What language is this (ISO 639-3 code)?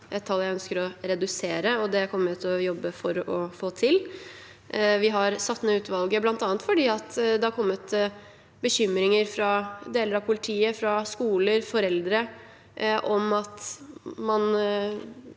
nor